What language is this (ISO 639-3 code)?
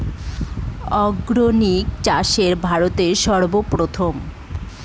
ben